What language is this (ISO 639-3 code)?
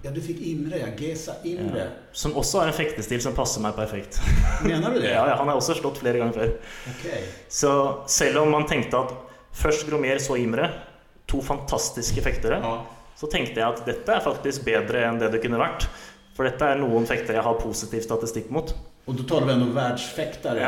swe